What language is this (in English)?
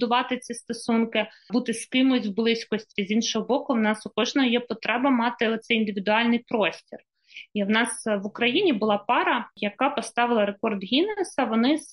Ukrainian